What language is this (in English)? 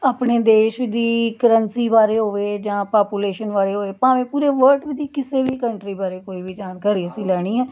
Punjabi